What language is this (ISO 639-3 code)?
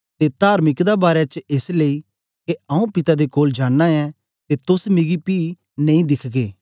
doi